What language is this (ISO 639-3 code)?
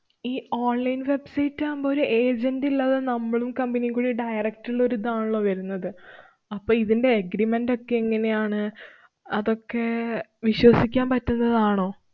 mal